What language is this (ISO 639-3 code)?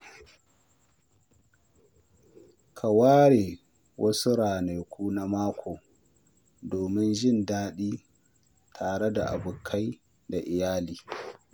hau